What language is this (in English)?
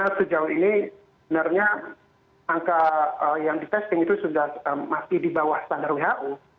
Indonesian